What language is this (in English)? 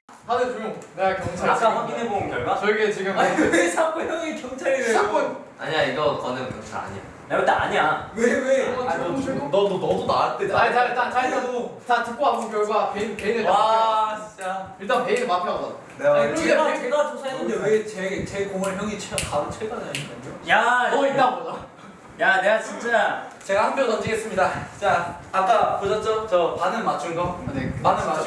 Korean